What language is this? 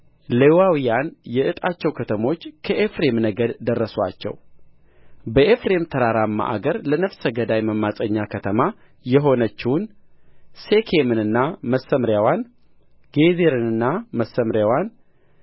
Amharic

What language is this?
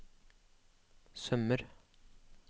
Norwegian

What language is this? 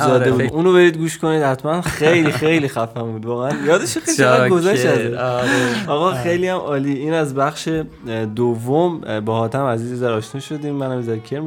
Persian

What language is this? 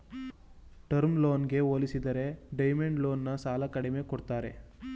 Kannada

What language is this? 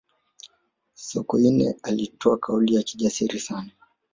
Swahili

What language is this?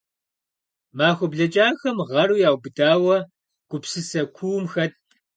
Kabardian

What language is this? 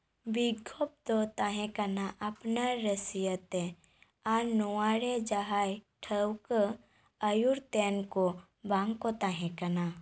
Santali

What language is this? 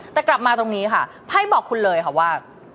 Thai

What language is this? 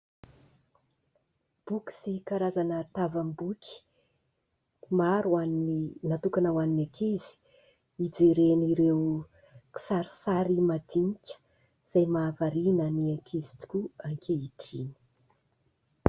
Malagasy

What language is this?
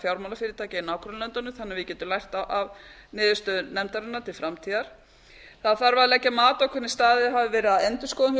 Icelandic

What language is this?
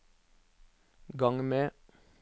Norwegian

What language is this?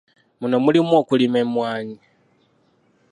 Ganda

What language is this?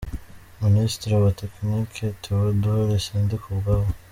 Kinyarwanda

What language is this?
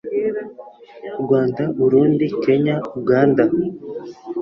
Kinyarwanda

